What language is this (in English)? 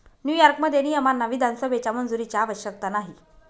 Marathi